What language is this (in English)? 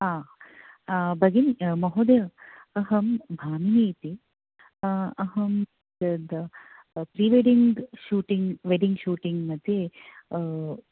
Sanskrit